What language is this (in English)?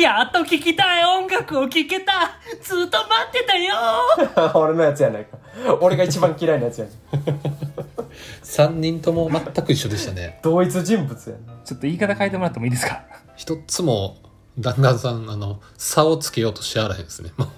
Japanese